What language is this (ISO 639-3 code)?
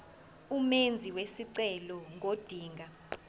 zul